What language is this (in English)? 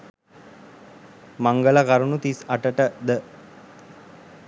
Sinhala